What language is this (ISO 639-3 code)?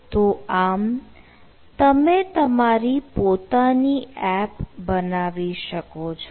guj